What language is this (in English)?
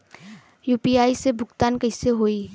Bhojpuri